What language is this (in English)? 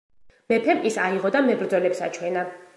Georgian